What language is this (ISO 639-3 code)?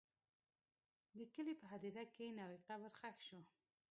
pus